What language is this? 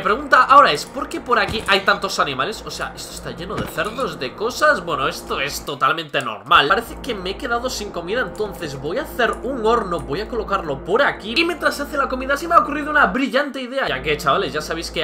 Spanish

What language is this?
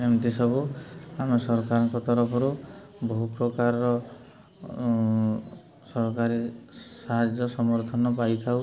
Odia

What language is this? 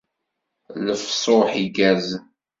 Kabyle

